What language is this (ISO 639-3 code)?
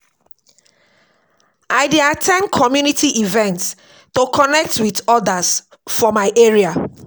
pcm